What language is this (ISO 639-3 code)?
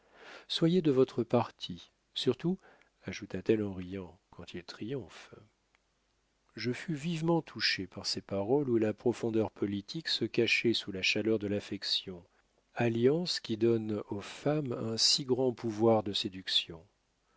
fra